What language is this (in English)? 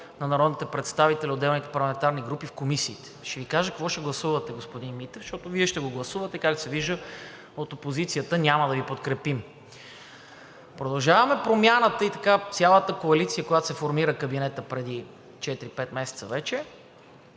Bulgarian